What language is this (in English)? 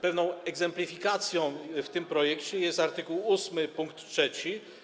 Polish